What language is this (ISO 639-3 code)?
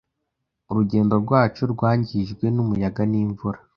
kin